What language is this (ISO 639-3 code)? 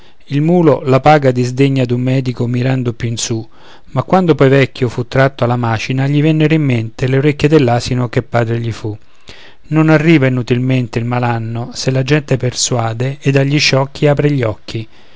ita